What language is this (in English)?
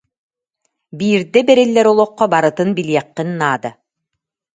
Yakut